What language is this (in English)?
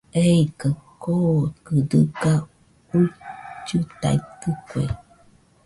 Nüpode Huitoto